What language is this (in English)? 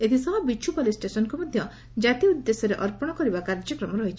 Odia